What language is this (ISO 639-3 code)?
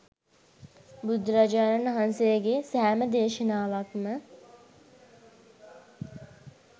sin